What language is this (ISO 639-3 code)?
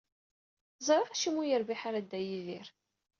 kab